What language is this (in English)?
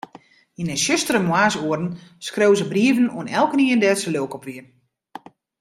Western Frisian